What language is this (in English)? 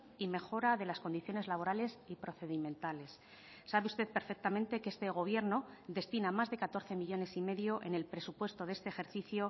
Spanish